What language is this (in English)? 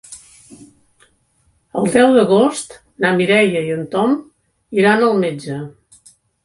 Catalan